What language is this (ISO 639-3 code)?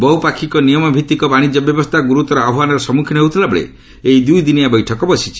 ori